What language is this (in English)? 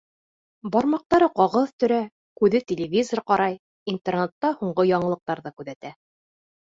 Bashkir